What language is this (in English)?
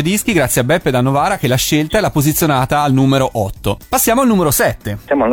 Italian